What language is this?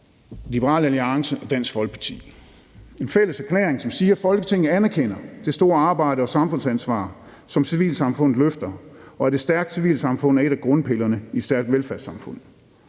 Danish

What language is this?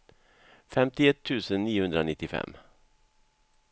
Swedish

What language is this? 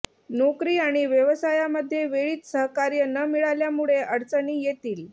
Marathi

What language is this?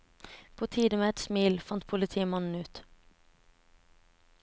Norwegian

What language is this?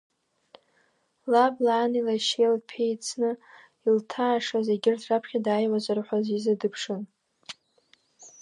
Abkhazian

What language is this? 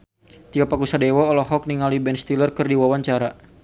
Sundanese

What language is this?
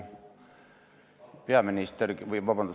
Estonian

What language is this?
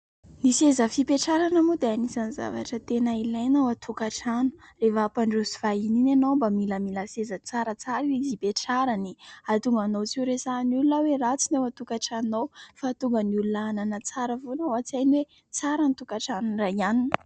Malagasy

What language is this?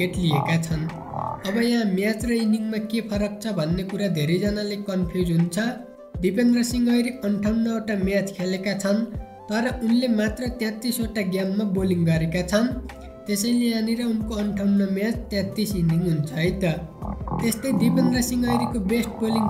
Hindi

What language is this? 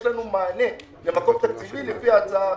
Hebrew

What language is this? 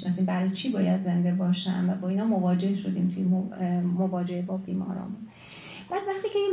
Persian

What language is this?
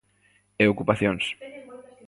Galician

